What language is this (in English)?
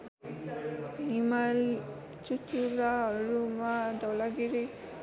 Nepali